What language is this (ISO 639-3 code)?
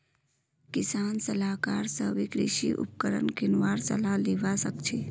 mag